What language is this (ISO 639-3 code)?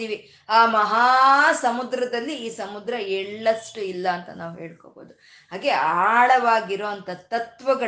kan